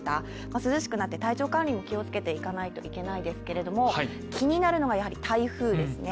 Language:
Japanese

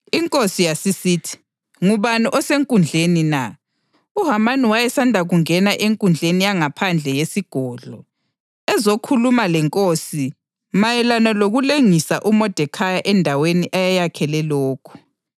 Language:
North Ndebele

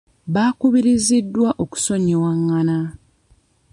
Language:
Ganda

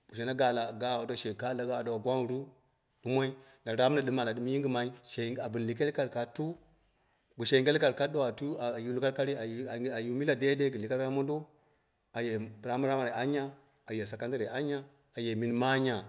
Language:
Dera (Nigeria)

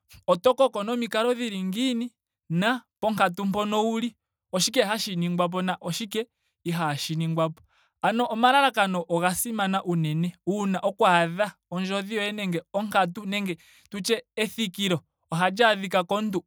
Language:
Ndonga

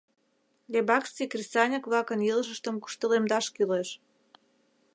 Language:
Mari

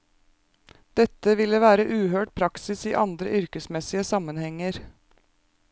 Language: Norwegian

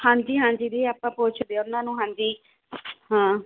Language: Punjabi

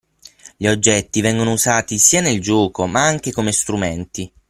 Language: Italian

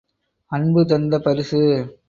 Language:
Tamil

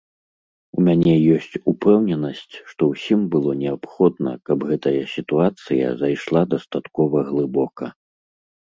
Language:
Belarusian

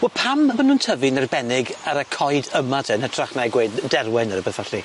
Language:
Welsh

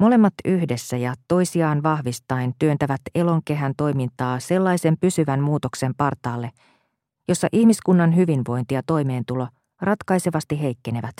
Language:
Finnish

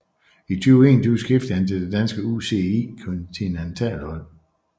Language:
Danish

